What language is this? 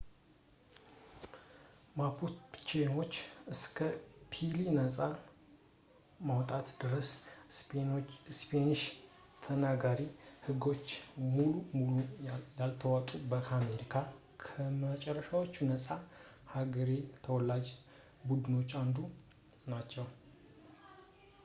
Amharic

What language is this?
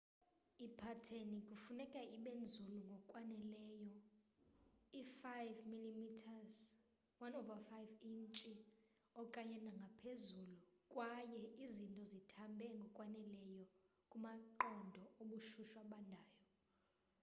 Xhosa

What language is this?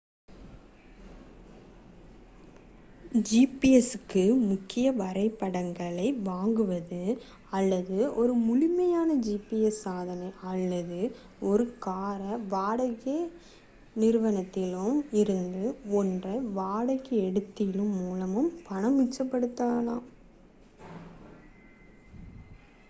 Tamil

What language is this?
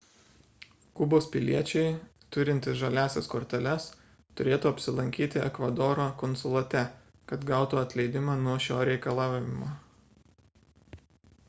Lithuanian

